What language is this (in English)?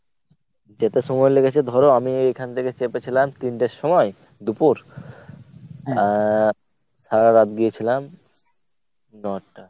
Bangla